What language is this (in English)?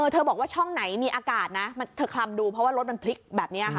Thai